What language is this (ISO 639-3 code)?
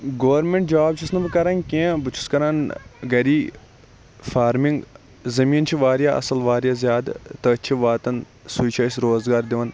kas